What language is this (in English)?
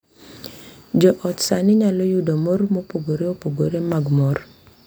Luo (Kenya and Tanzania)